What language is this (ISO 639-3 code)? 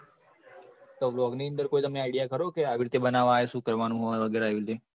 guj